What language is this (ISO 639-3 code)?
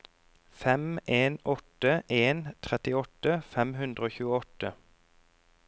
nor